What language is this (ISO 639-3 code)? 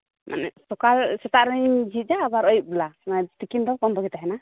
sat